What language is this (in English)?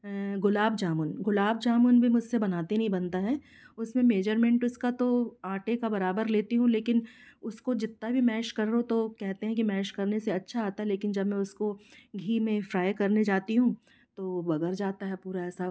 Hindi